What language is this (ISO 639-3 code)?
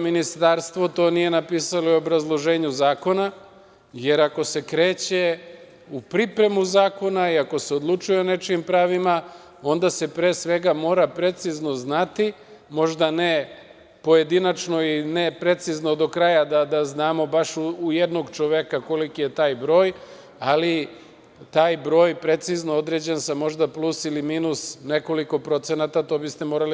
srp